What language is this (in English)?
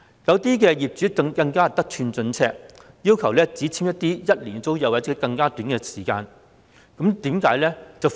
Cantonese